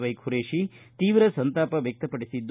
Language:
Kannada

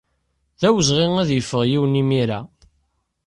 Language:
Kabyle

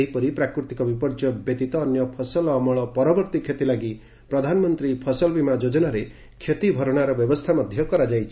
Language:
Odia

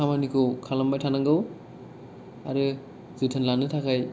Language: Bodo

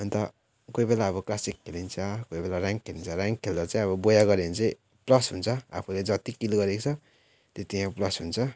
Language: Nepali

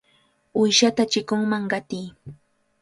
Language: Cajatambo North Lima Quechua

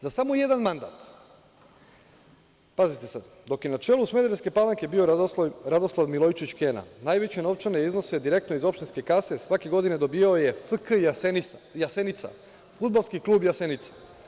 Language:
Serbian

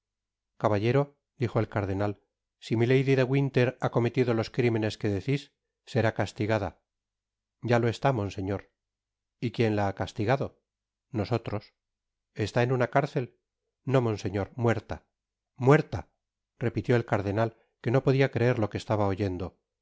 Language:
Spanish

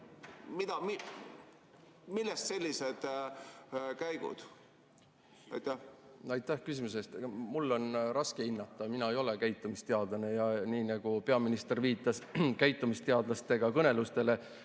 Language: Estonian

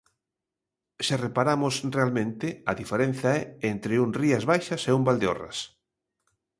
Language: Galician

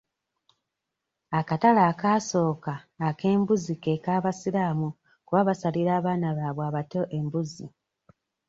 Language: Ganda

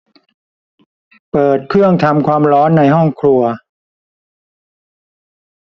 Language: Thai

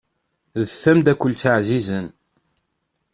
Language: Kabyle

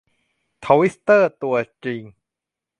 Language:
Thai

